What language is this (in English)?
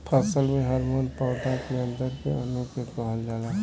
Bhojpuri